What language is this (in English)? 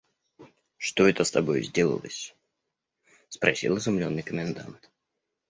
Russian